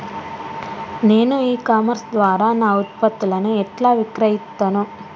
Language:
Telugu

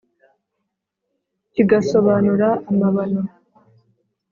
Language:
Kinyarwanda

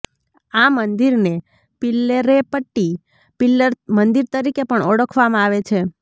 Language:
Gujarati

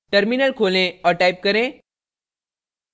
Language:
Hindi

